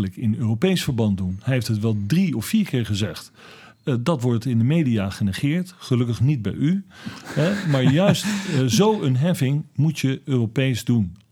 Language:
Dutch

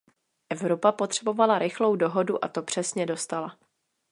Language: Czech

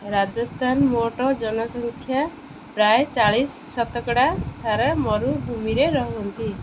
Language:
Odia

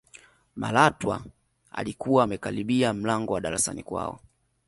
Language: Swahili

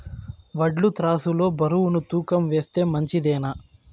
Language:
Telugu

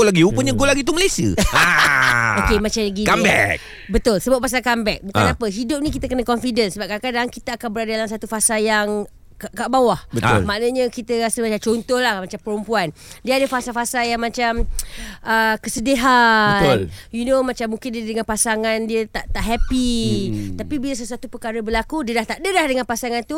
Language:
Malay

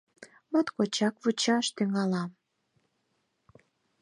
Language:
Mari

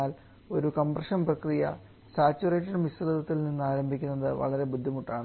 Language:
Malayalam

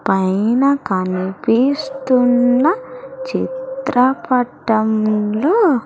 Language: Telugu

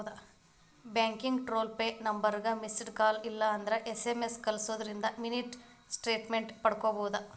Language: Kannada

